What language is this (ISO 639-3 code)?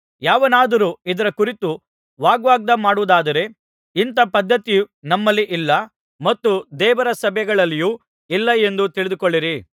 kan